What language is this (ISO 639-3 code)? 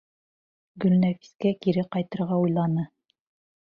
bak